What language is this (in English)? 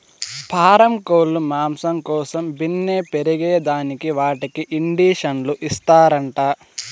Telugu